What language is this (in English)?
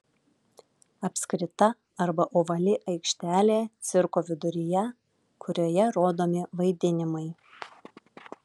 Lithuanian